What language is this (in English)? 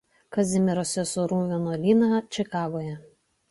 Lithuanian